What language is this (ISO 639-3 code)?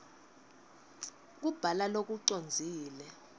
ssw